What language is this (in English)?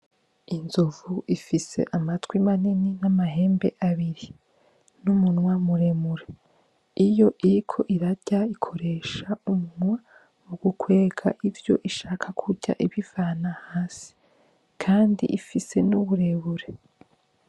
Rundi